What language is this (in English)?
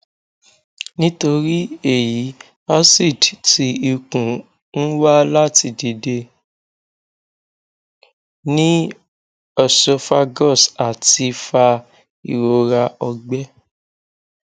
Yoruba